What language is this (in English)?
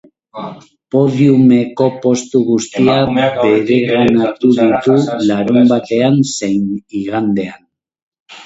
Basque